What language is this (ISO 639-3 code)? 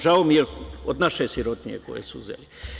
srp